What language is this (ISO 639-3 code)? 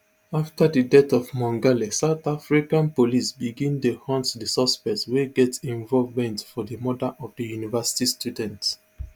pcm